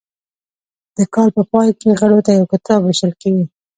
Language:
Pashto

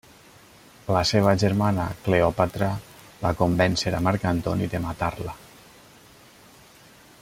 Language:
Catalan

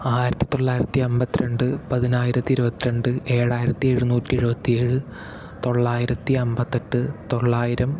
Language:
Malayalam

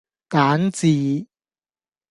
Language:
Cantonese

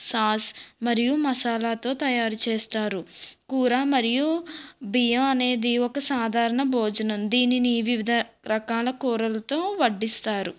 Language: Telugu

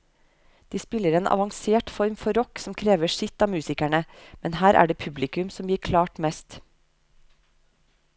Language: Norwegian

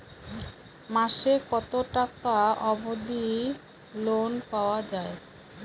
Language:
Bangla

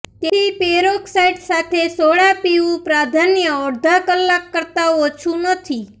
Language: Gujarati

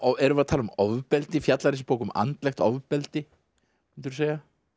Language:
Icelandic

